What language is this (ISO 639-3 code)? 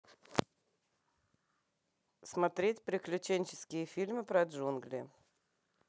rus